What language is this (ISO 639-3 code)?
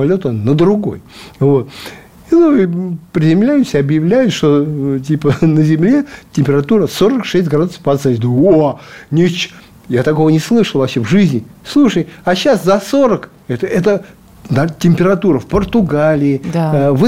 rus